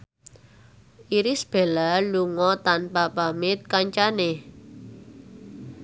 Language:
Javanese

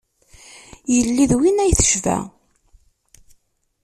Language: Kabyle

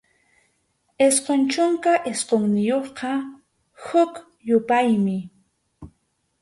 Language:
Arequipa-La Unión Quechua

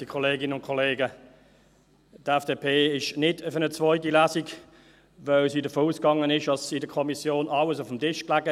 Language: Swiss German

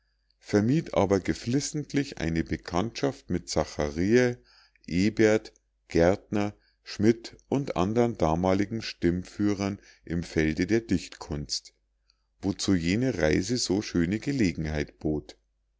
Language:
German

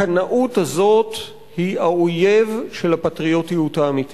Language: Hebrew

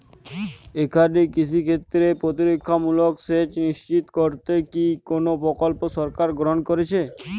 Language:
Bangla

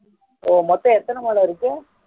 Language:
Tamil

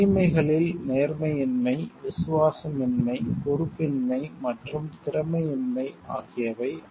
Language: Tamil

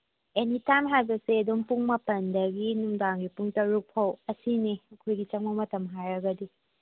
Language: Manipuri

